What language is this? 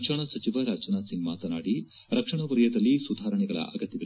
Kannada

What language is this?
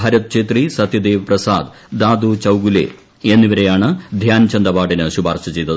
Malayalam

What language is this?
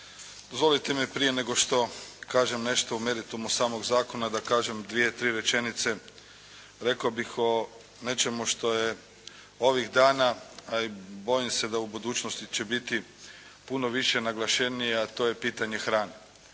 Croatian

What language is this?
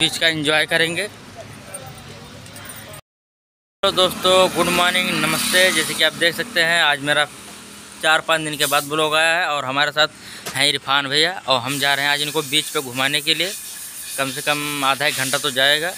Hindi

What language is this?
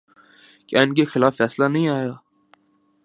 Urdu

